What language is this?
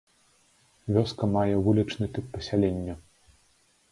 Belarusian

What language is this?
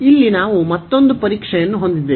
Kannada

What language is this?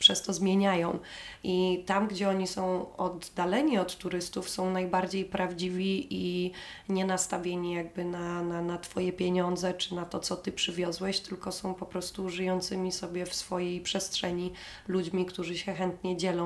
Polish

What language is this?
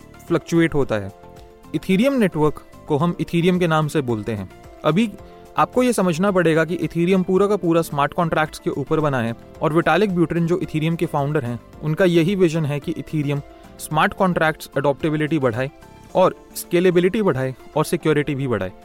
Hindi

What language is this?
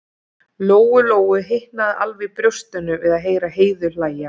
Icelandic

